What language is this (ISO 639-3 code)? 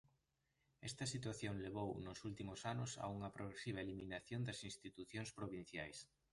glg